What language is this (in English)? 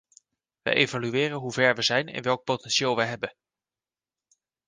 Dutch